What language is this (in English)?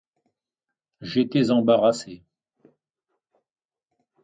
French